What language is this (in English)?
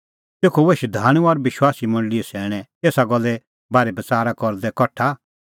Kullu Pahari